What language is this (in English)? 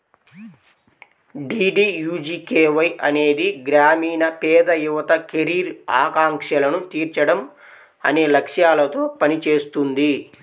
Telugu